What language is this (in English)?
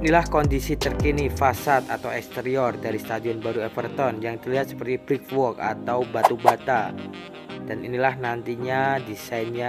Indonesian